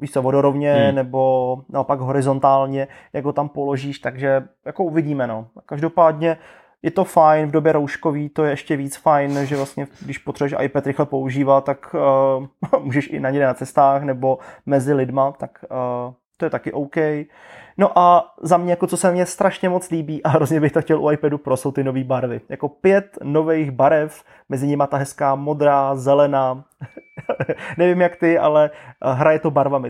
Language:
Czech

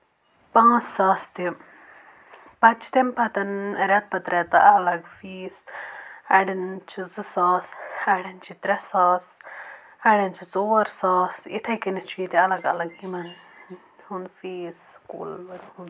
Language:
Kashmiri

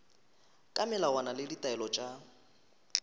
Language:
Northern Sotho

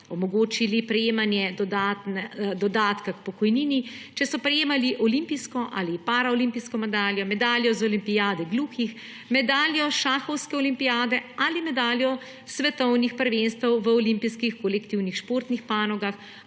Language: Slovenian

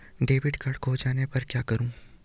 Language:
Hindi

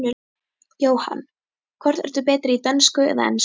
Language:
Icelandic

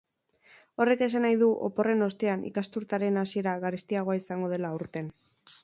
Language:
Basque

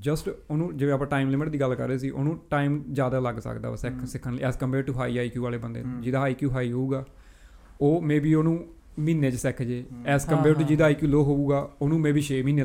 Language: Punjabi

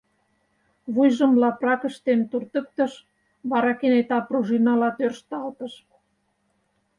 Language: Mari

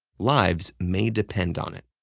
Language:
English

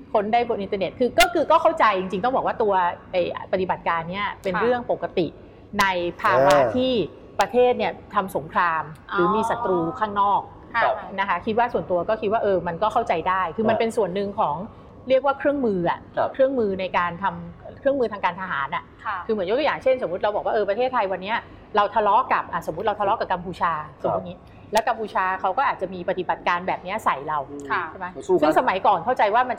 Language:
Thai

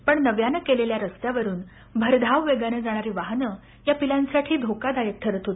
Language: Marathi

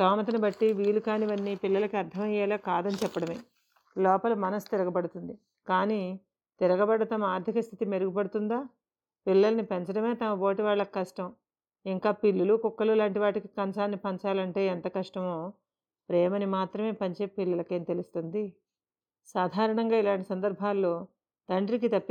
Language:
Telugu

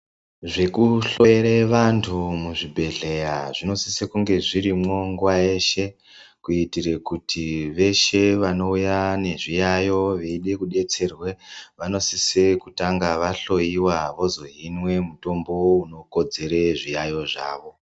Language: Ndau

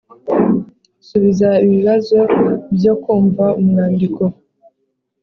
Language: Kinyarwanda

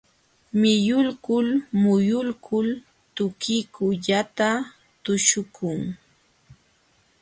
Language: Jauja Wanca Quechua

